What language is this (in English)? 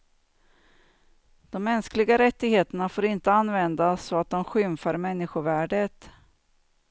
Swedish